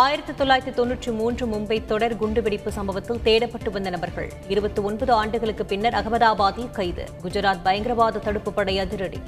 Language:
Tamil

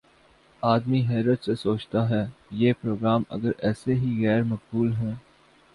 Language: Urdu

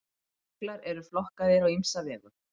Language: Icelandic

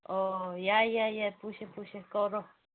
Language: Manipuri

